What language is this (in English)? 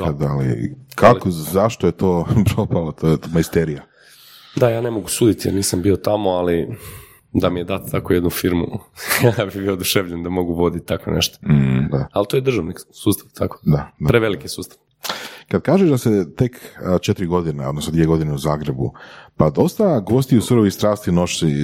Croatian